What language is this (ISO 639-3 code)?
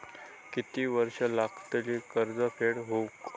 mar